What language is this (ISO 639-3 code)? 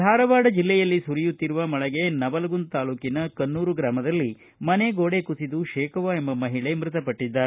kan